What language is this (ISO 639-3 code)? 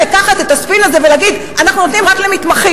heb